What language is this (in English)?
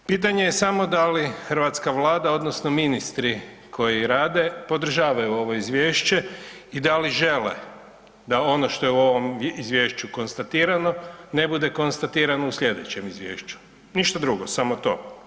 Croatian